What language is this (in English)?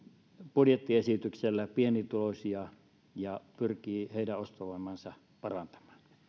Finnish